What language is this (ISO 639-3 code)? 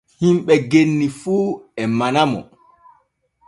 fue